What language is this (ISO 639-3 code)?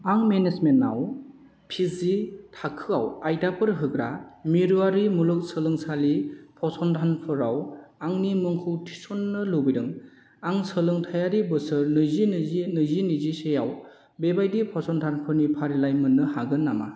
brx